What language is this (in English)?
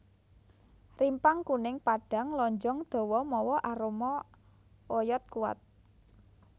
Javanese